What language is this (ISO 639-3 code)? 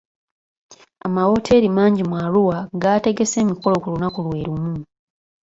lug